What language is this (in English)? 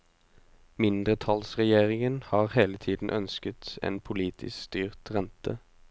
Norwegian